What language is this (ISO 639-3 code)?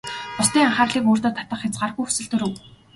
mon